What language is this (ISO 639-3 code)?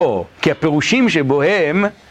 heb